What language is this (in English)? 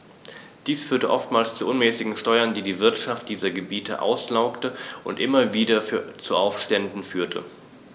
German